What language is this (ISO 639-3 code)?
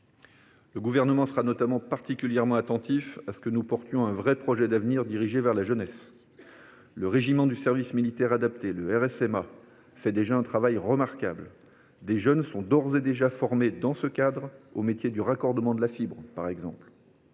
fra